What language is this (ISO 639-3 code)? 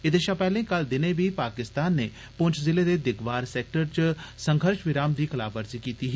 doi